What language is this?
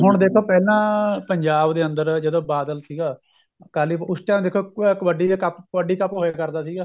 Punjabi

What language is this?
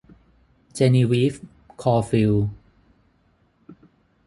Thai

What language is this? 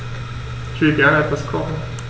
German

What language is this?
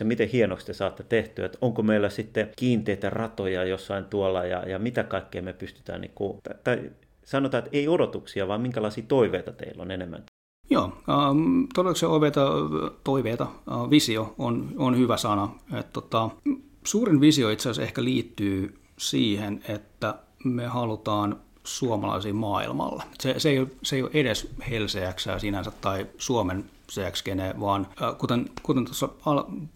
Finnish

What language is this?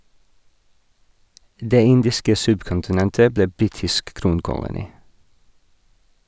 Norwegian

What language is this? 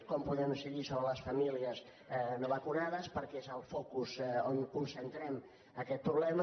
Catalan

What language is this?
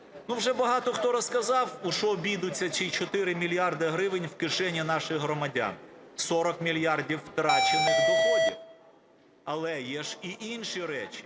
Ukrainian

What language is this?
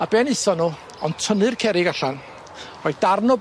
Welsh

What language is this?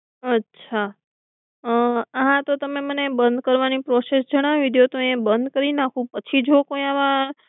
Gujarati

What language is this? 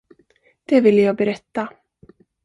Swedish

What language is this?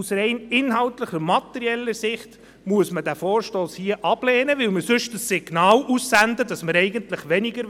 Swiss German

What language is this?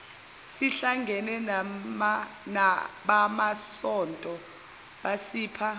Zulu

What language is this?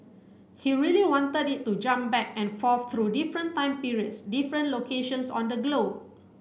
English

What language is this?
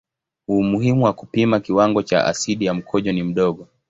Swahili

